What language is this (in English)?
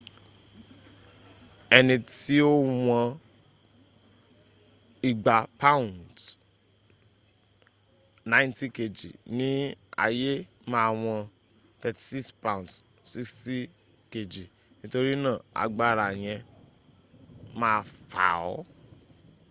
Yoruba